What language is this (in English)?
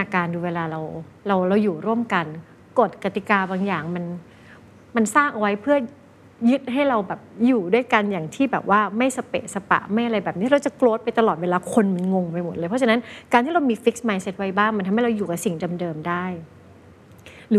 Thai